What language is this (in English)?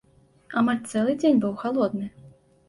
Belarusian